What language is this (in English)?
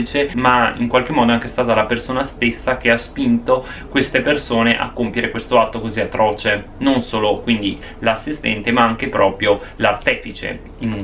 Italian